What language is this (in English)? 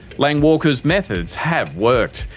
English